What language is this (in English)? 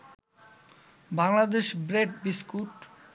Bangla